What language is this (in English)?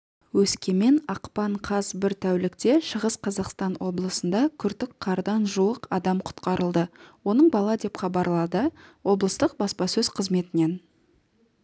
Kazakh